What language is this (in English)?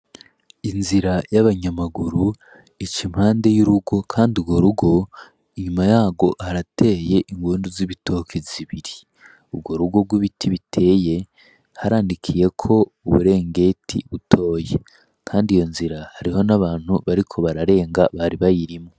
Rundi